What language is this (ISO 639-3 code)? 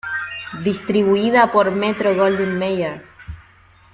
spa